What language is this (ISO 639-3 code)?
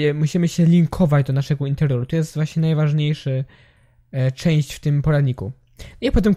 pol